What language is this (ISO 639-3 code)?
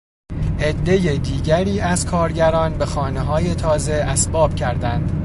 fas